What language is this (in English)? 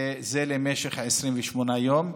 Hebrew